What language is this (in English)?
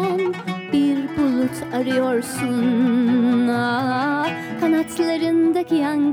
Turkish